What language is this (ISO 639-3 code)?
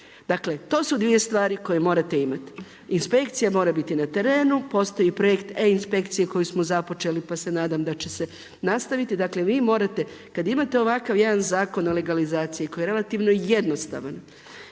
hrv